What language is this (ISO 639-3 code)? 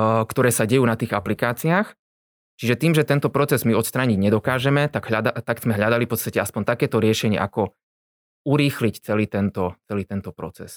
slk